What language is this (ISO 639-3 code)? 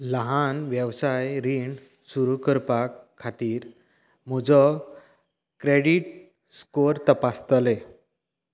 kok